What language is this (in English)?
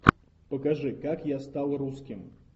Russian